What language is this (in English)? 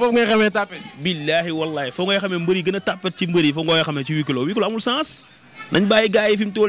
French